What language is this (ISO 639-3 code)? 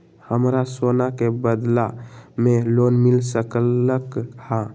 mag